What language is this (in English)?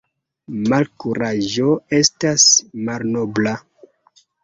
Esperanto